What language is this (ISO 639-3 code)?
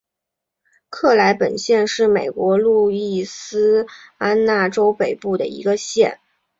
zho